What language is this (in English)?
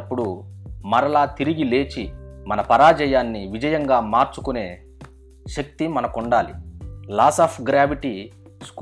Telugu